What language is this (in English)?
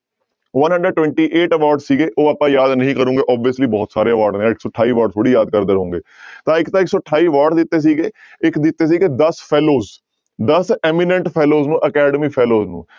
Punjabi